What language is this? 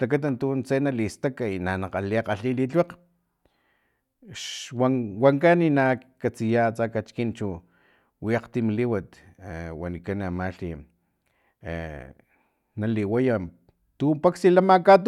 Filomena Mata-Coahuitlán Totonac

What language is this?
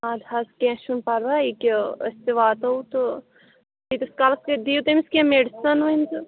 Kashmiri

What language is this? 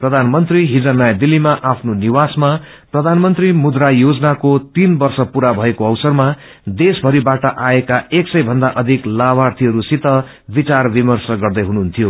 Nepali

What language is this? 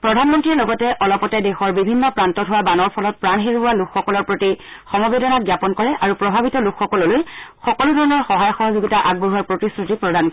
Assamese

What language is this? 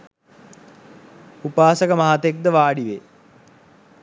Sinhala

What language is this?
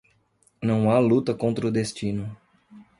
Portuguese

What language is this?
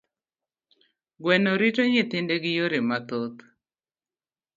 Luo (Kenya and Tanzania)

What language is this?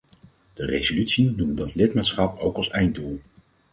Dutch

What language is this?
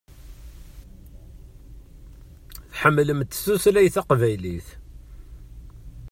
Kabyle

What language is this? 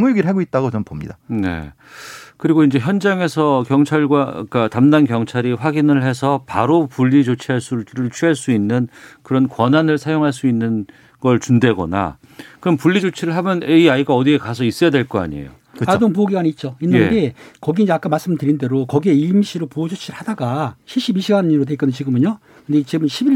Korean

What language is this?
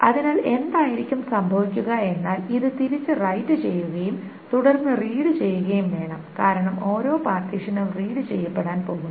Malayalam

